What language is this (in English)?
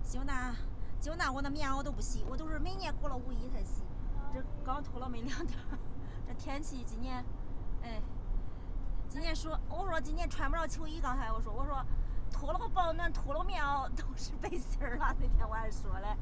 Chinese